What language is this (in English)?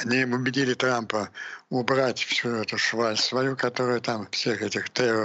Russian